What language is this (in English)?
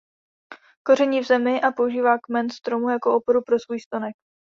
Czech